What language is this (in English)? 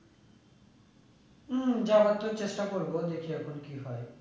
Bangla